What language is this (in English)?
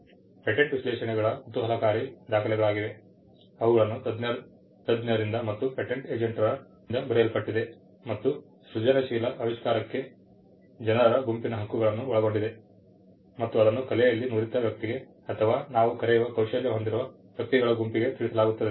Kannada